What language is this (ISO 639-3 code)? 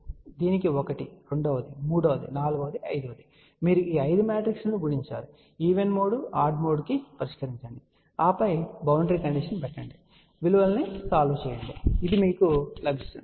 tel